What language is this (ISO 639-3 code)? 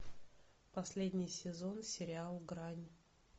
rus